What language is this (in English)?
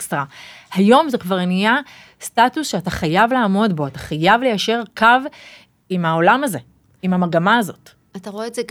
Hebrew